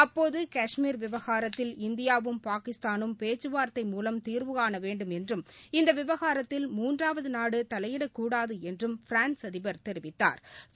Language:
Tamil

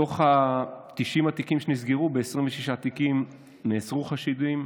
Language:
Hebrew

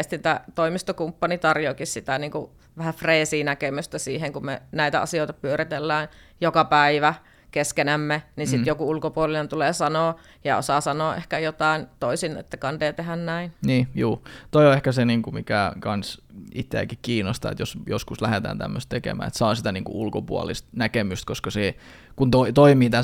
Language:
Finnish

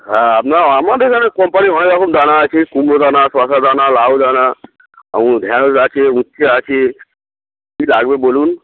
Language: Bangla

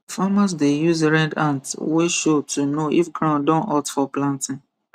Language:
Nigerian Pidgin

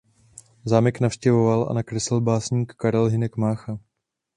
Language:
Czech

